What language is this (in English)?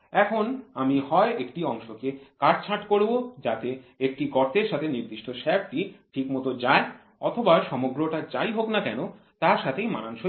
Bangla